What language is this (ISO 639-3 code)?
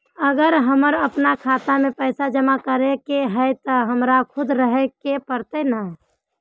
mag